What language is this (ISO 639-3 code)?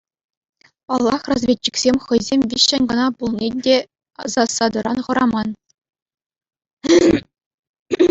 chv